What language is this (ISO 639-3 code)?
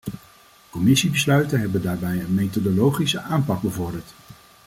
nld